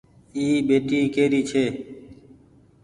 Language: Goaria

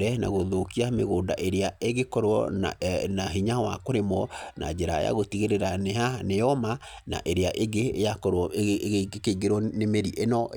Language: Kikuyu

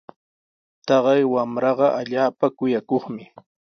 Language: Sihuas Ancash Quechua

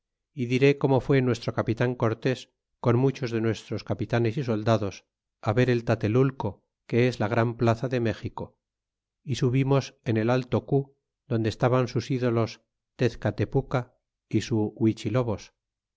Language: Spanish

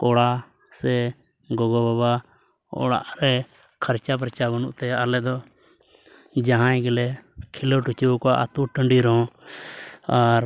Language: Santali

